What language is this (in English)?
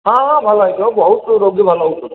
Odia